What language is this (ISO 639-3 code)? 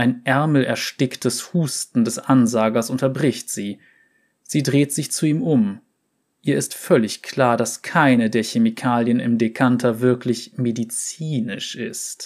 deu